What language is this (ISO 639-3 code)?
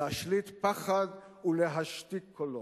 heb